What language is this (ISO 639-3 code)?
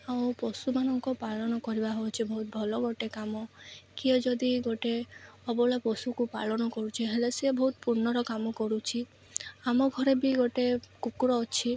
ori